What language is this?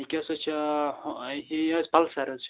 Kashmiri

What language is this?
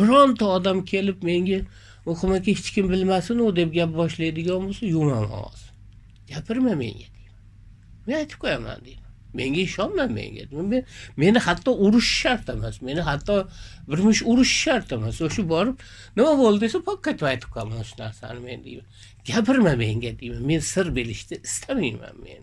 Turkish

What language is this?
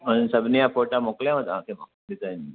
Sindhi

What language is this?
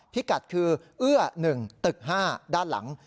Thai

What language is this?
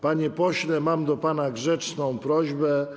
Polish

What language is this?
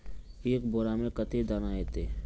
Magahi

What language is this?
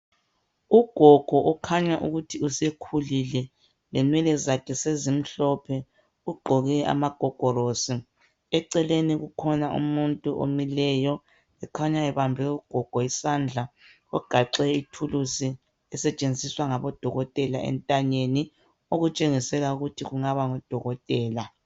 North Ndebele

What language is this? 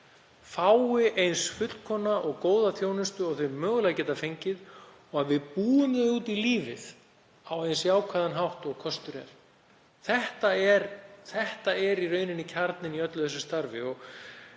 Icelandic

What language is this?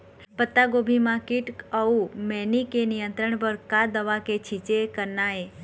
Chhattisgarhi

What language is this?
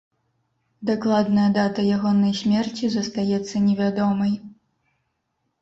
Belarusian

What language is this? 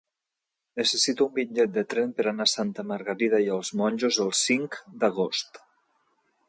Catalan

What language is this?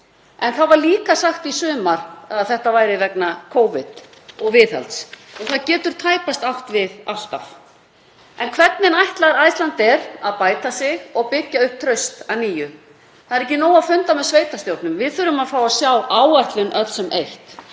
Icelandic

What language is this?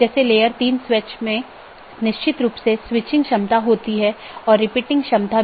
Hindi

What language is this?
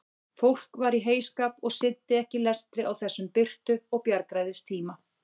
Icelandic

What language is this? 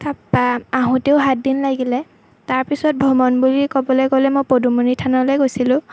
Assamese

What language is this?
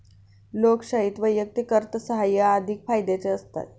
Marathi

